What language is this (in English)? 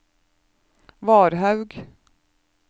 Norwegian